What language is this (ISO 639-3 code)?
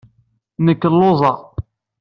kab